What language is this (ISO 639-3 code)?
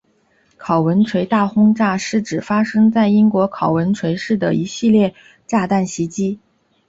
zho